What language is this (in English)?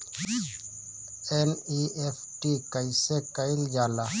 Bhojpuri